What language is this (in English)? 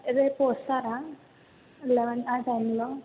Telugu